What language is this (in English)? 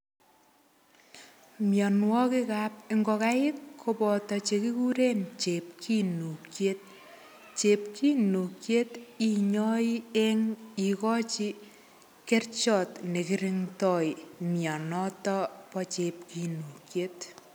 Kalenjin